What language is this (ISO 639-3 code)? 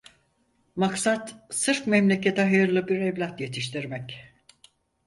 tur